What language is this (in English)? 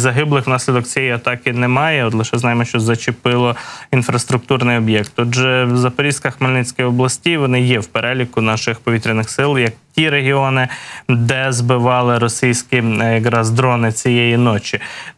Ukrainian